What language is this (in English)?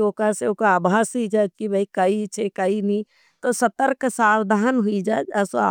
Nimadi